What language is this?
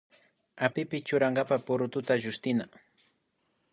Imbabura Highland Quichua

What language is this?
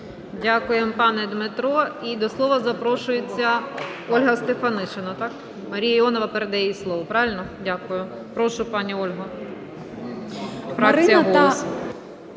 Ukrainian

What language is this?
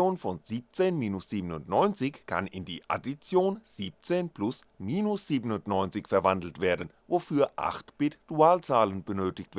German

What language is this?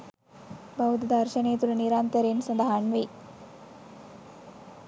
Sinhala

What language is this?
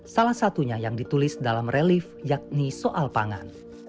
Indonesian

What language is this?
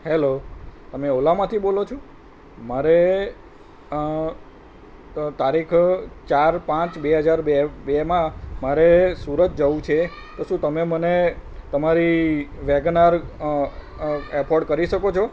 Gujarati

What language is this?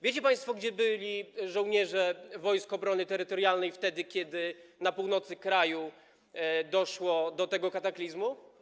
Polish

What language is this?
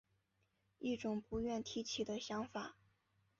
Chinese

